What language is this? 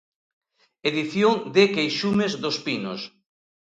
Galician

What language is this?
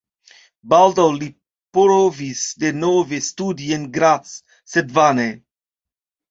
Esperanto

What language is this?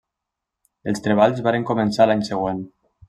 Catalan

